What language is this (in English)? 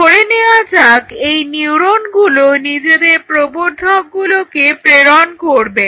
Bangla